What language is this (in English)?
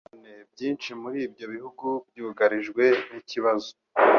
Kinyarwanda